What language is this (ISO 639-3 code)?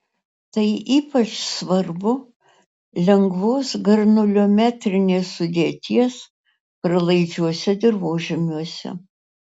lit